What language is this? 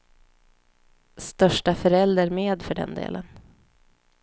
Swedish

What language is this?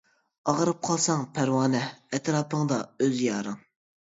Uyghur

